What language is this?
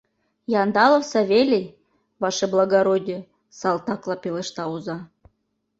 Mari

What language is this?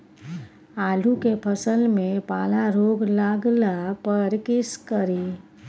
Maithili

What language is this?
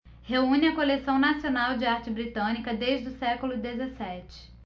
Portuguese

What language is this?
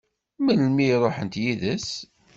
Kabyle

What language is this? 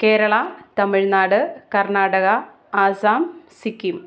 Malayalam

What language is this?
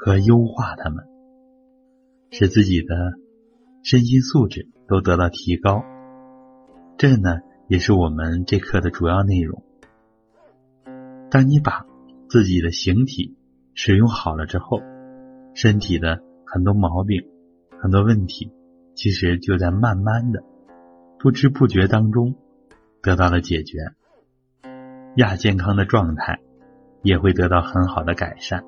Chinese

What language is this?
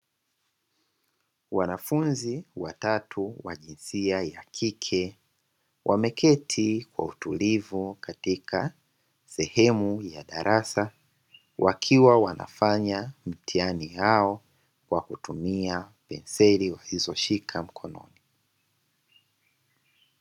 Swahili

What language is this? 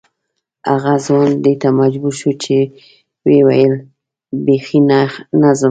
Pashto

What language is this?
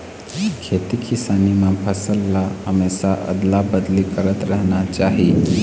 Chhattisgarhi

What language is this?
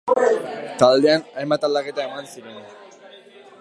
Basque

